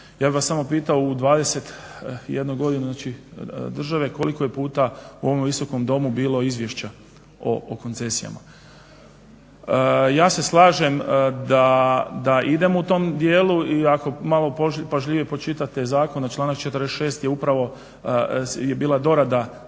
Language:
Croatian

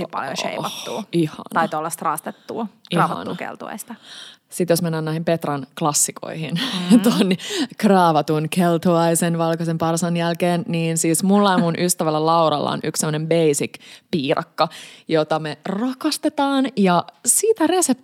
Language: Finnish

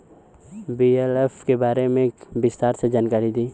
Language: Bhojpuri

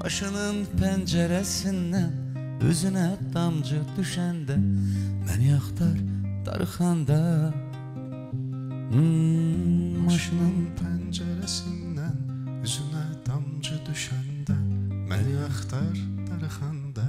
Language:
Turkish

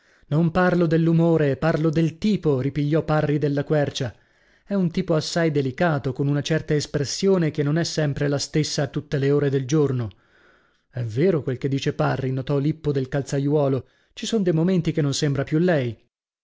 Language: Italian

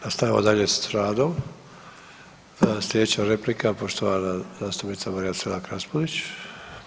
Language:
Croatian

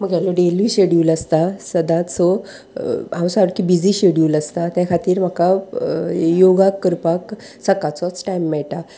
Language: Konkani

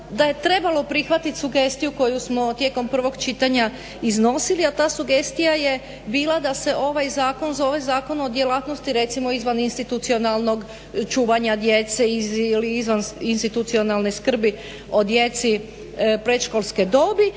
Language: Croatian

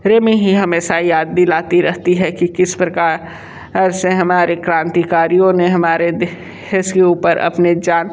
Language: Hindi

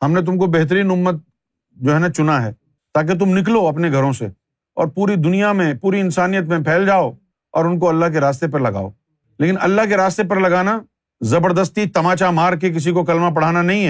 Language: Urdu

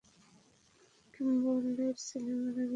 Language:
Bangla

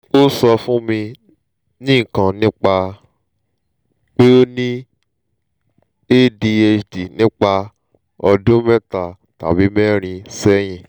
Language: Yoruba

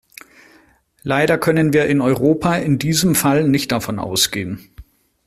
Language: German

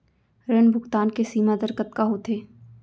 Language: Chhattisgarhi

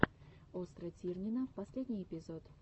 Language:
Russian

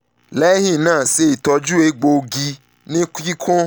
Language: Yoruba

